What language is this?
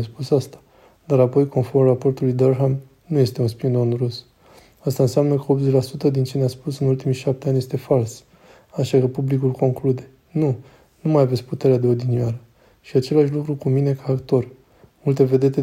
Romanian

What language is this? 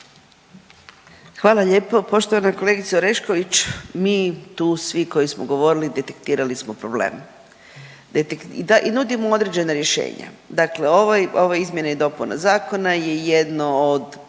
Croatian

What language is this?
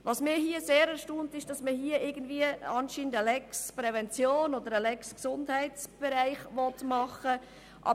Swiss German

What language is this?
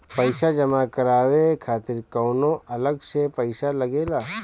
Bhojpuri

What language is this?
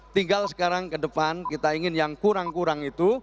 Indonesian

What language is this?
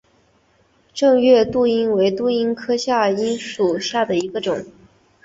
Chinese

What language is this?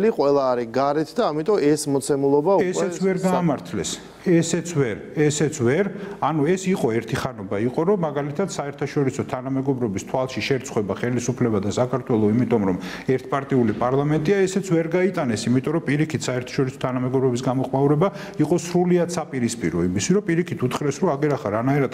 Romanian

